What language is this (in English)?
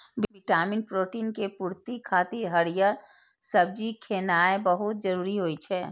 Maithili